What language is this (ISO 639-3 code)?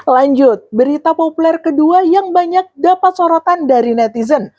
ind